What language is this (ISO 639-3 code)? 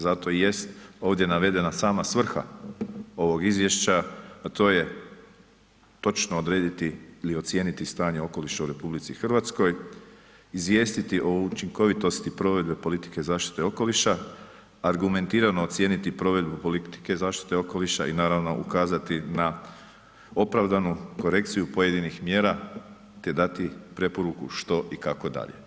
hrv